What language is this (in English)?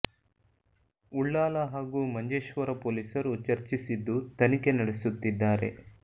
Kannada